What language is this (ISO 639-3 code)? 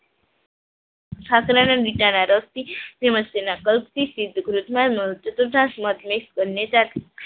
guj